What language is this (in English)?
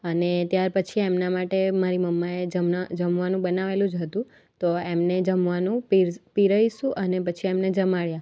Gujarati